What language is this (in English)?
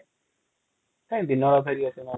Odia